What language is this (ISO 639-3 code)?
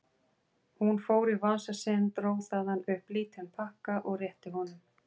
isl